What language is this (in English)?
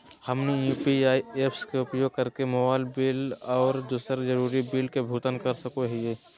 Magahi